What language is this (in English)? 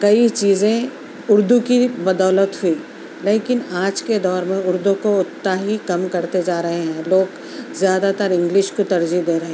Urdu